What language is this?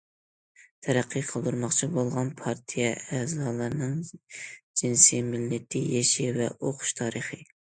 Uyghur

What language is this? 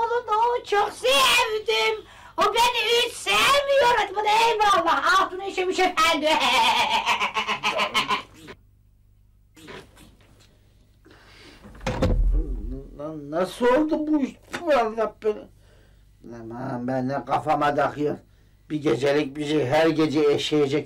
Turkish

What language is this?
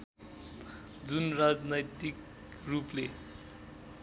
Nepali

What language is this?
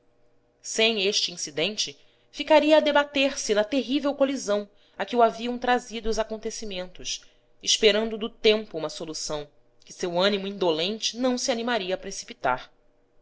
Portuguese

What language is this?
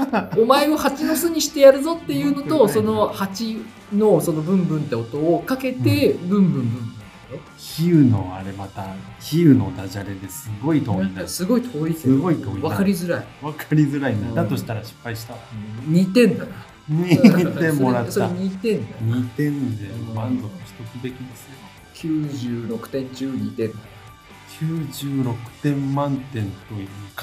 Japanese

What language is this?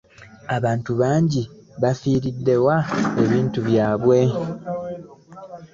Ganda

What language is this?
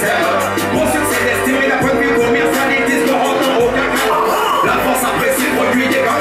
French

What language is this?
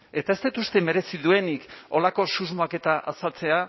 Basque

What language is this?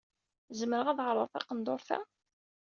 Kabyle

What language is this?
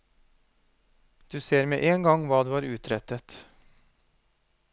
Norwegian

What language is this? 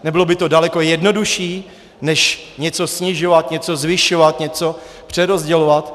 Czech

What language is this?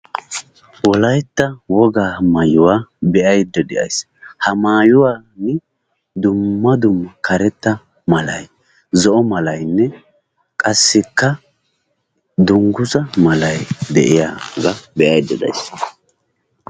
Wolaytta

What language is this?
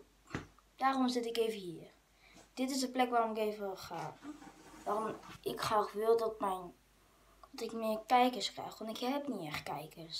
Dutch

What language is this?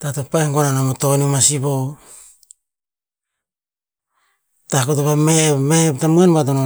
Tinputz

